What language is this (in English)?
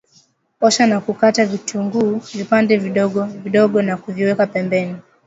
Swahili